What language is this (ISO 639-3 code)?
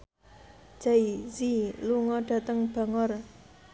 jav